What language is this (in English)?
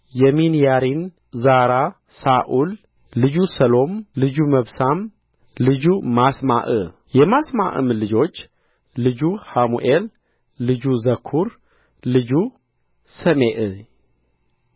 Amharic